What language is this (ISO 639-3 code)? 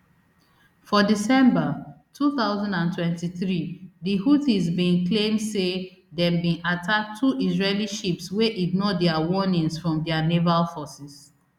pcm